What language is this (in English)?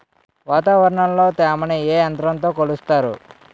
Telugu